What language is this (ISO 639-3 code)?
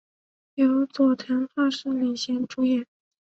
zho